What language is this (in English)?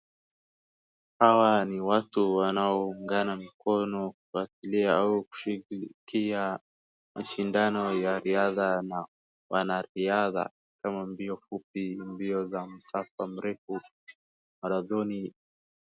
Swahili